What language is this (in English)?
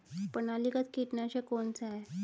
Hindi